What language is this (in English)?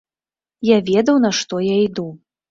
Belarusian